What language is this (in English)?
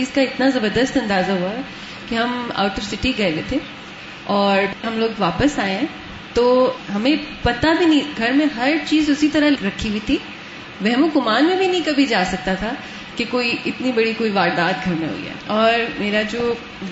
Urdu